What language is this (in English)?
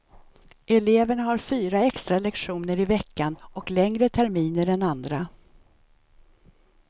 Swedish